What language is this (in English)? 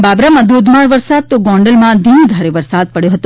Gujarati